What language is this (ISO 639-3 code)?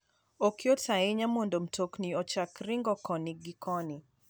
luo